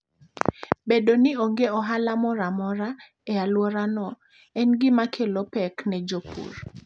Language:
Luo (Kenya and Tanzania)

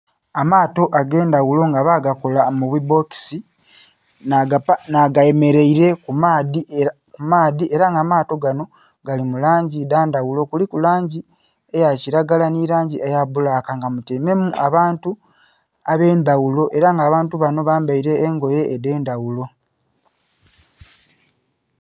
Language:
Soga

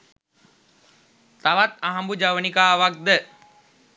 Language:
Sinhala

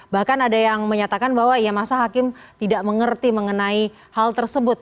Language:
Indonesian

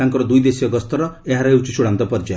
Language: Odia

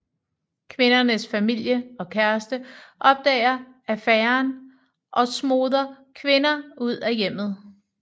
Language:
Danish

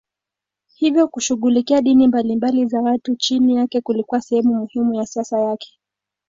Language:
Swahili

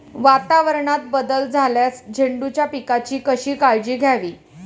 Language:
Marathi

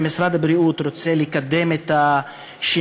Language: Hebrew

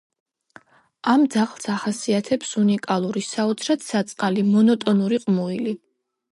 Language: Georgian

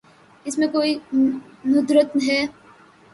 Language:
Urdu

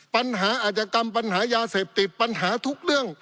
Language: Thai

